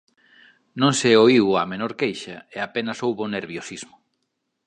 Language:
Galician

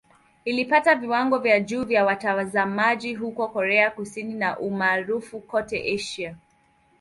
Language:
Swahili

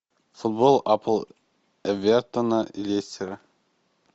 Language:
Russian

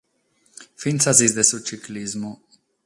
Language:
Sardinian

